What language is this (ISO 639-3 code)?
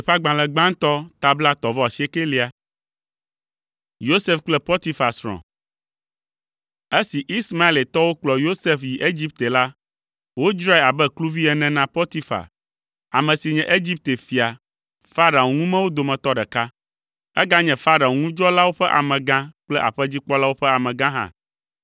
ewe